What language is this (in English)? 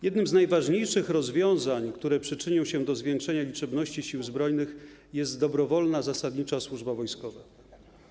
Polish